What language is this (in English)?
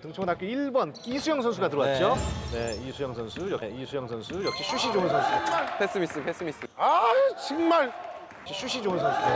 Korean